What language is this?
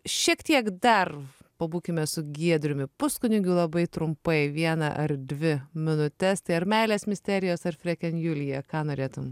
Lithuanian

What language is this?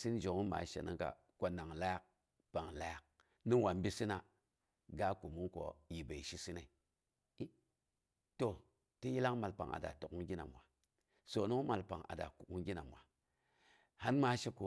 Boghom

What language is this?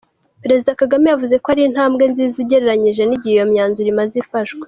Kinyarwanda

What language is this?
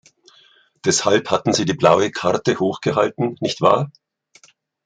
German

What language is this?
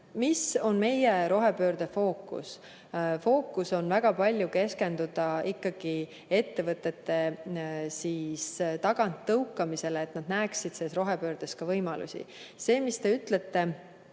Estonian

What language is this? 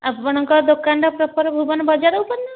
Odia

